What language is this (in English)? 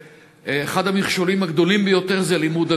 Hebrew